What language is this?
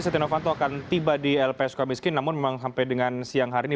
Indonesian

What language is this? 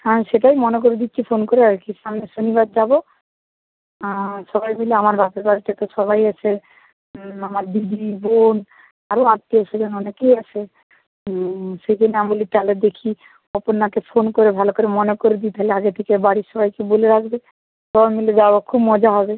Bangla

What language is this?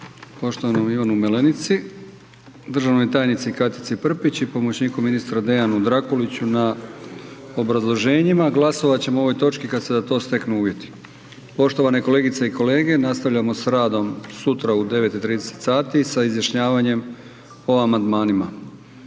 Croatian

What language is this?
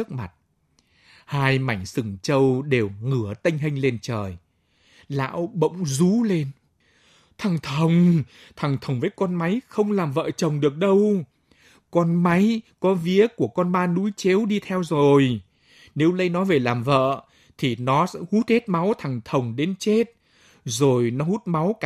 Vietnamese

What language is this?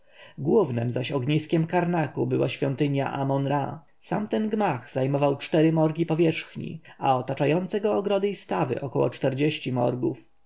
Polish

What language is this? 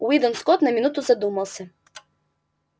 Russian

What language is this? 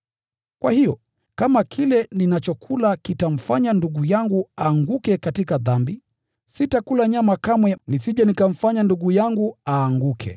Swahili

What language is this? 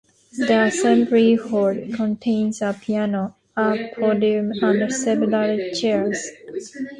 English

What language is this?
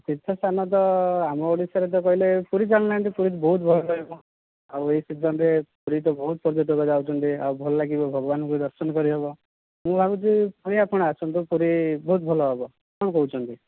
Odia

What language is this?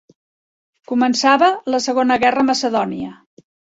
Catalan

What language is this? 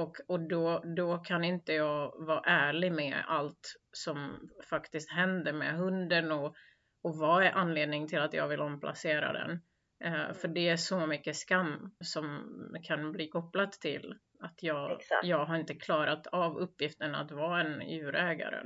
Swedish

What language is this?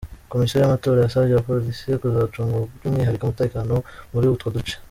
Kinyarwanda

